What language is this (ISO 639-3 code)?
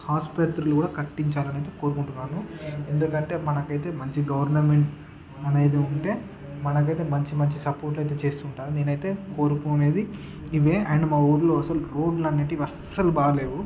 tel